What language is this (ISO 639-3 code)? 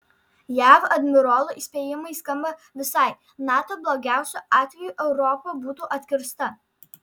lit